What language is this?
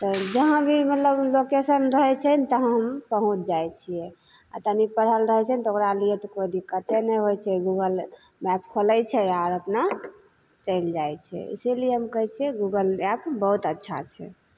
Maithili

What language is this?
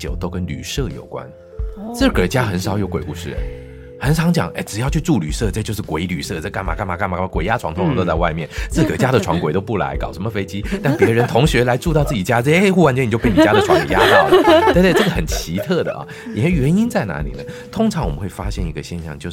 Chinese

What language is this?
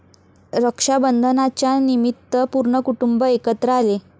Marathi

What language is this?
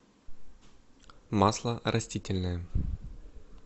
Russian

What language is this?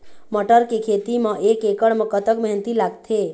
Chhattisgarhi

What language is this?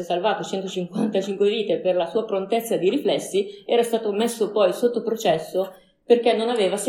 Italian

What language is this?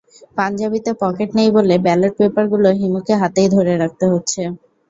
Bangla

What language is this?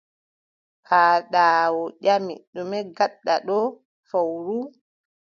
Adamawa Fulfulde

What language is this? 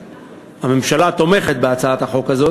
Hebrew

